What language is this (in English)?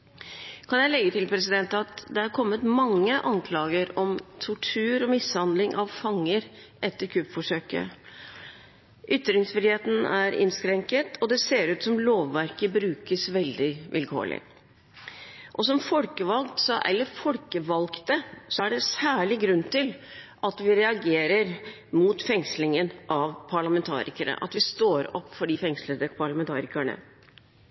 Norwegian Bokmål